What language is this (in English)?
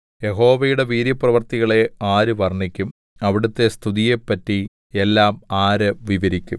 Malayalam